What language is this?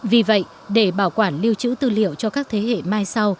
Vietnamese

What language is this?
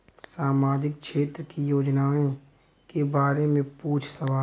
Bhojpuri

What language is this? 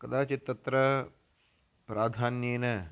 Sanskrit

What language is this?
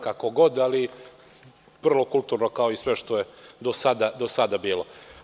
Serbian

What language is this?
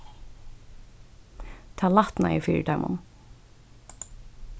Faroese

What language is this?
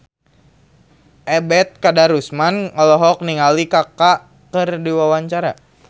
Sundanese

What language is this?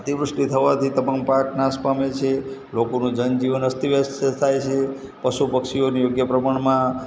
Gujarati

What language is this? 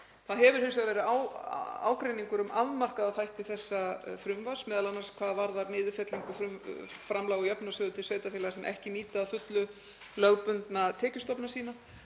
Icelandic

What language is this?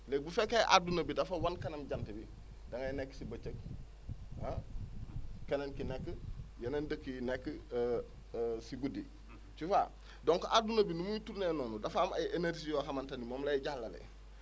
Wolof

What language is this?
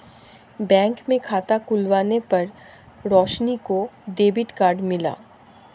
Hindi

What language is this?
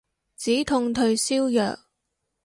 Cantonese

